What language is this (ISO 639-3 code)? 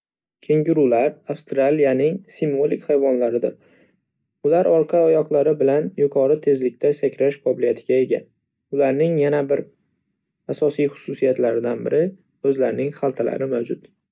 uzb